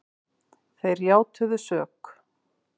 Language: Icelandic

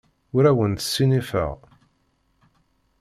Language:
Kabyle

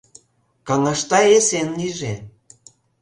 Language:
Mari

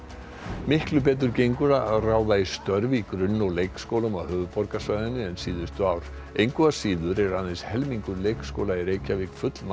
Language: Icelandic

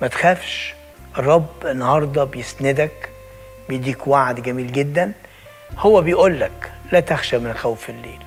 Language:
Arabic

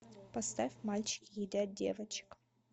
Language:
Russian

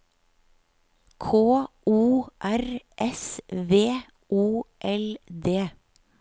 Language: Norwegian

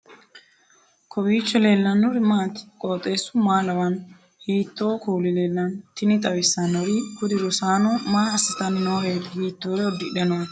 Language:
Sidamo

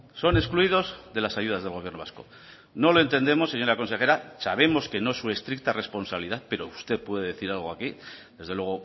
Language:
Spanish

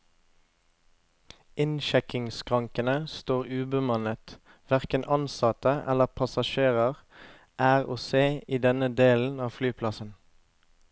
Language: Norwegian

